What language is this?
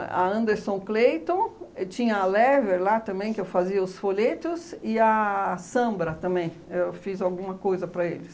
Portuguese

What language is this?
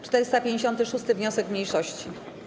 Polish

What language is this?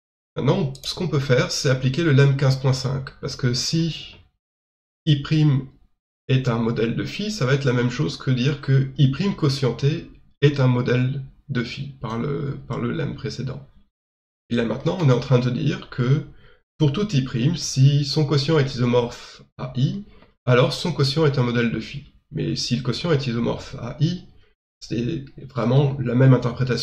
French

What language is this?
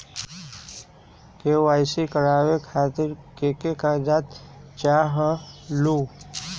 Magahi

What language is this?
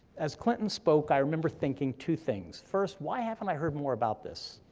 English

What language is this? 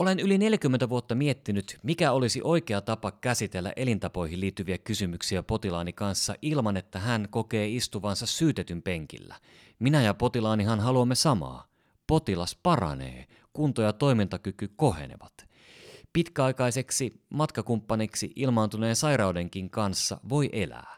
Finnish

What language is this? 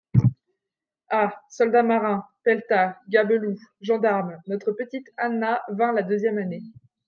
French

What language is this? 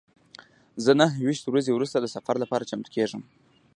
Pashto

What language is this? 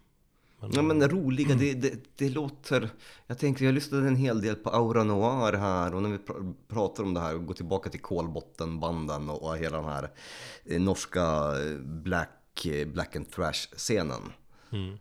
Swedish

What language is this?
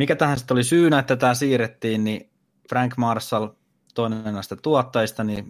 Finnish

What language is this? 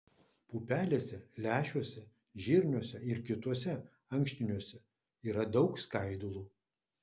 Lithuanian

